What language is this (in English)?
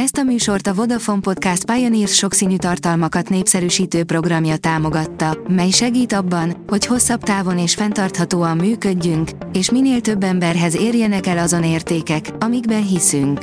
Hungarian